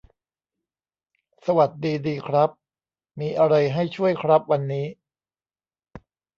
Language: Thai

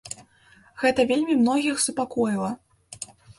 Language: Belarusian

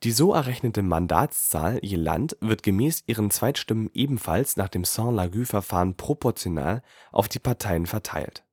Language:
German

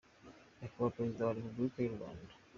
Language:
Kinyarwanda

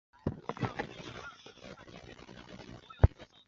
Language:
Chinese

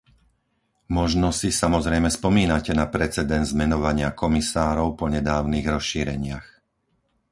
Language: Slovak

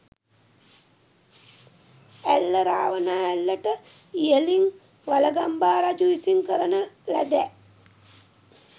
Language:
Sinhala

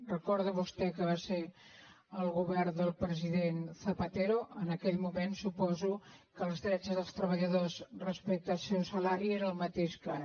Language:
Catalan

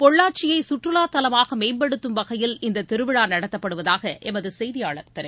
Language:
Tamil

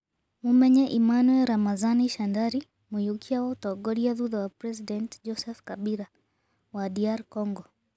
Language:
Kikuyu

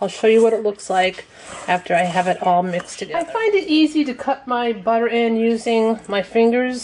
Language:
English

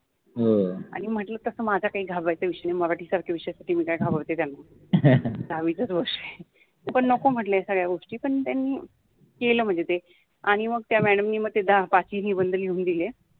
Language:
Marathi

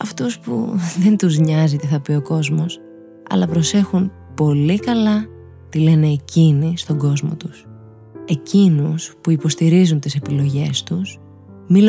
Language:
Greek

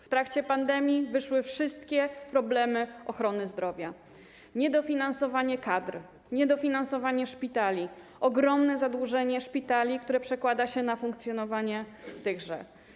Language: Polish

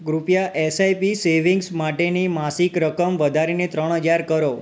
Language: Gujarati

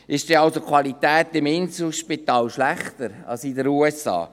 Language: Swiss German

